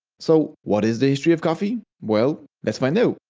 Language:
English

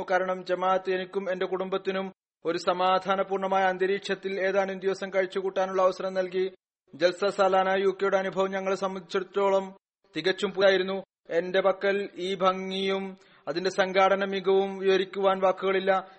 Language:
Malayalam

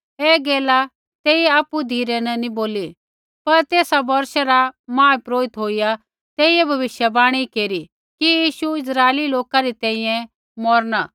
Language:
Kullu Pahari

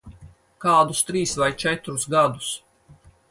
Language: Latvian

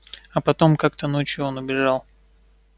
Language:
Russian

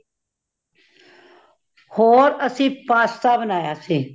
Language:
Punjabi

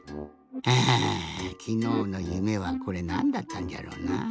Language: Japanese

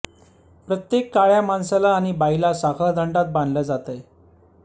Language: Marathi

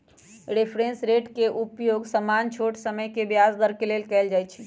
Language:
Magahi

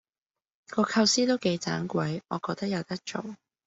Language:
Cantonese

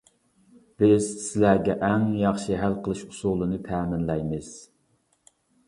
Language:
Uyghur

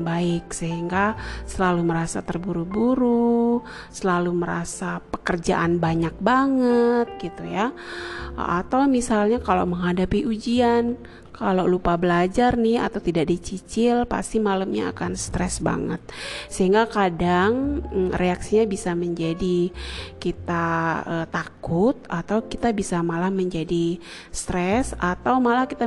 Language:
Indonesian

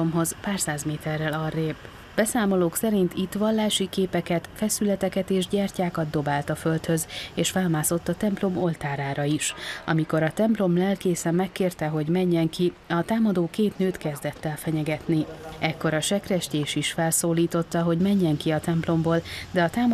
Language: Hungarian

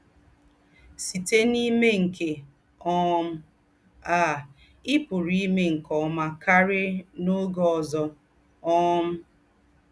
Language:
Igbo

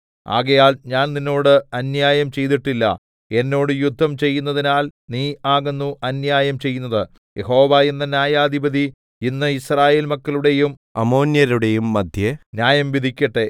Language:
Malayalam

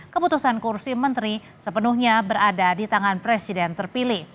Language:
Indonesian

